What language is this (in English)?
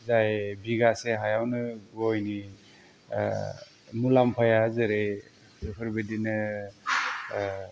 Bodo